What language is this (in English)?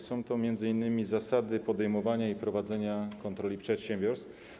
Polish